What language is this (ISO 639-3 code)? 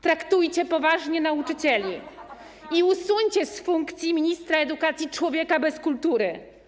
pol